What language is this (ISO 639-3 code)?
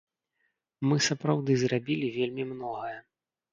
bel